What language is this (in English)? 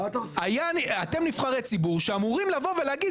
Hebrew